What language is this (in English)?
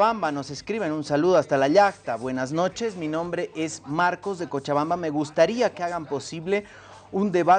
Spanish